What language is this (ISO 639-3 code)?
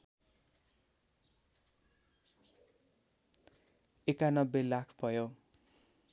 nep